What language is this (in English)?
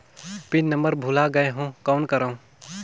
Chhattisgarhi